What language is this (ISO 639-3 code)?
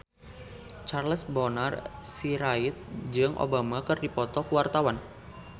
sun